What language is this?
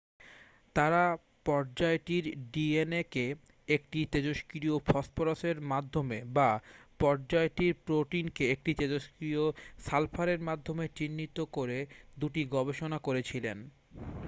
Bangla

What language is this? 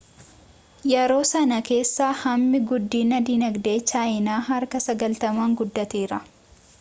Oromo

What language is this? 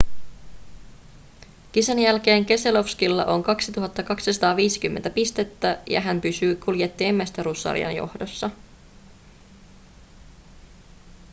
Finnish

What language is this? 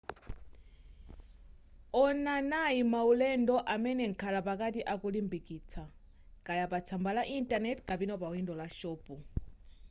Nyanja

